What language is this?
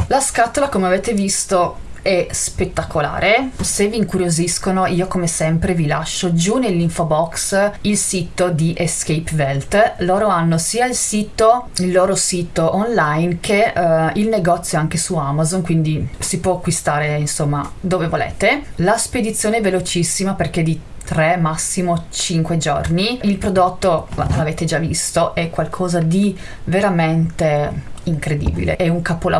Italian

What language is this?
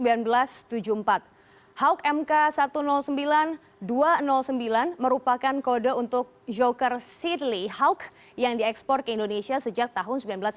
Indonesian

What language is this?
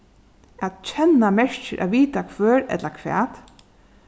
Faroese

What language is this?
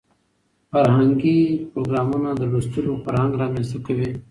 Pashto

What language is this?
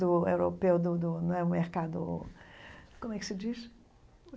Portuguese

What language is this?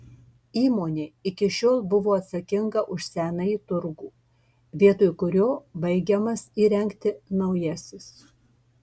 Lithuanian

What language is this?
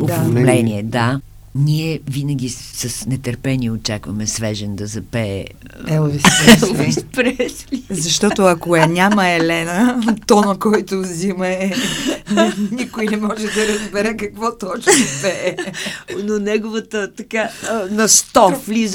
Bulgarian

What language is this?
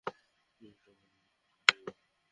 Bangla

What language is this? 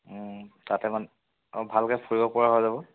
Assamese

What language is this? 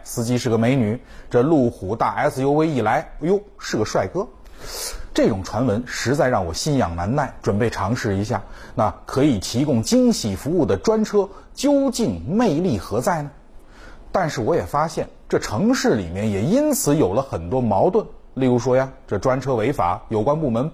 Chinese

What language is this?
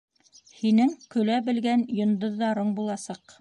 Bashkir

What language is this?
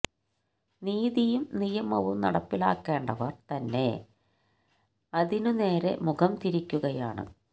Malayalam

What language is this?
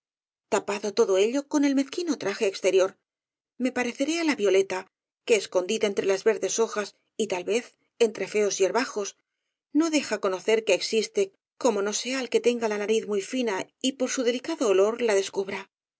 Spanish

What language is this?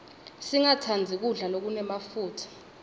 Swati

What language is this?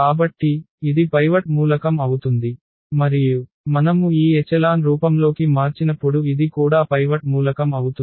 Telugu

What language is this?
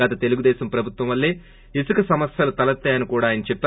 Telugu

